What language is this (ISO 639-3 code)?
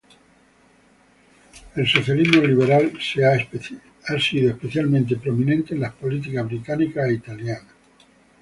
spa